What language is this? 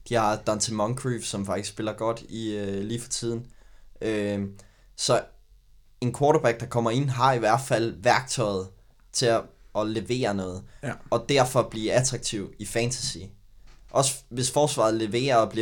Danish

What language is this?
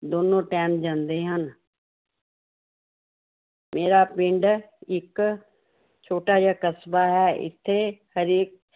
Punjabi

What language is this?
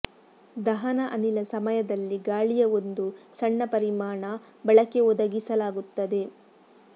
Kannada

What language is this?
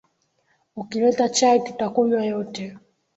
Swahili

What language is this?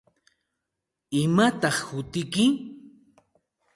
Santa Ana de Tusi Pasco Quechua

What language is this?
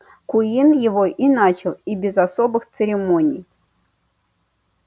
Russian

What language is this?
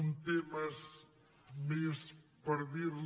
Catalan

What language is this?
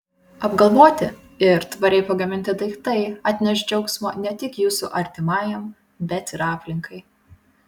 Lithuanian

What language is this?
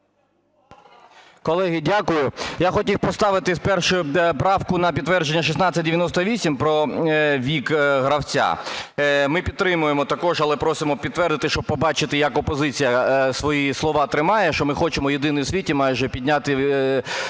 Ukrainian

